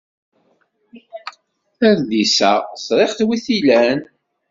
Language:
Kabyle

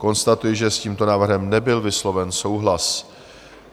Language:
Czech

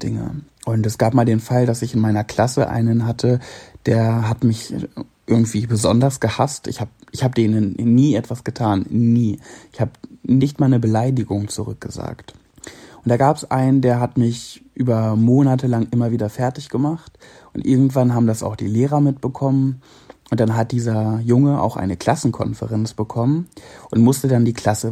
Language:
German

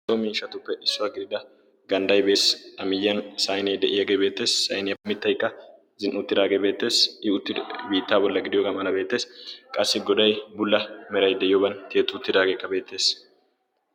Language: Wolaytta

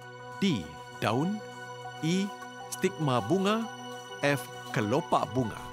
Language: Malay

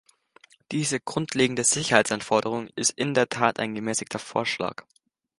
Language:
German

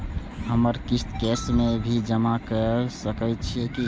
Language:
Maithili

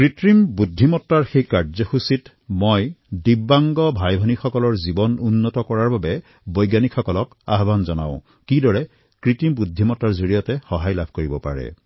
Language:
Assamese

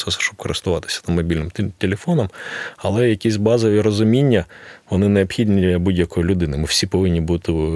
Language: Ukrainian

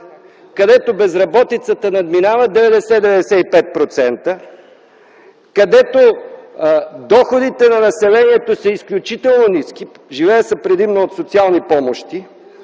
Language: Bulgarian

